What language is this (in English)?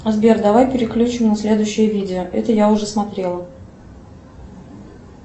Russian